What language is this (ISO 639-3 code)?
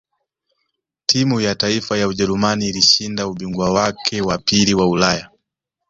swa